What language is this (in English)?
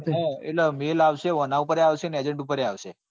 Gujarati